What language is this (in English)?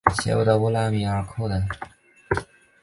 Chinese